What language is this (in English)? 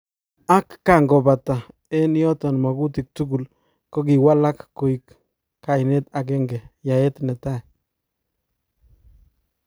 Kalenjin